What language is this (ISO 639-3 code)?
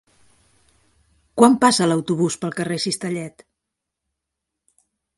cat